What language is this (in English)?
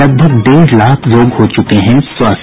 Hindi